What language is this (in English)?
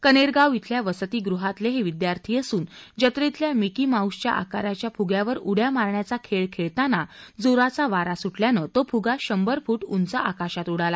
Marathi